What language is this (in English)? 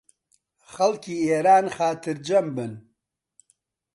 Central Kurdish